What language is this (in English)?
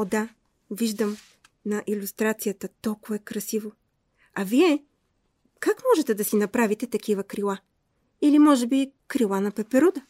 Bulgarian